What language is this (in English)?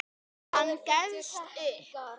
Icelandic